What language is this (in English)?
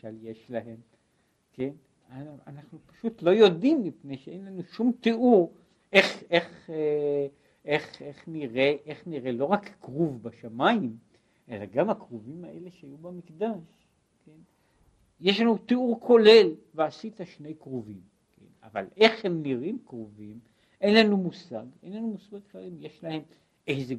Hebrew